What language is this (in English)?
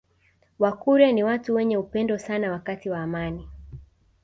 Swahili